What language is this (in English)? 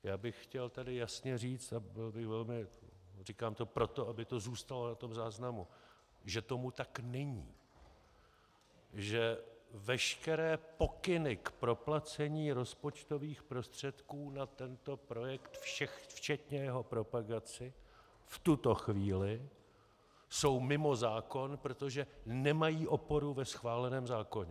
Czech